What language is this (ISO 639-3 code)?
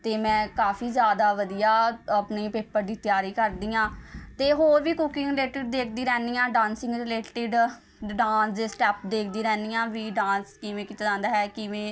pan